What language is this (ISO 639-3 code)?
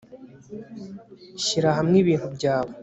kin